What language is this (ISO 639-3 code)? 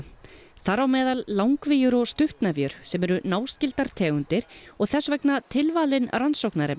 isl